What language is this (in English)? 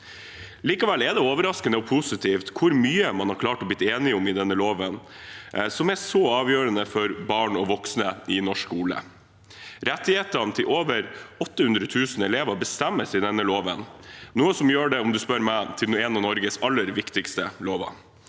Norwegian